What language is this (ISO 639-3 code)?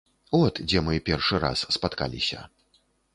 bel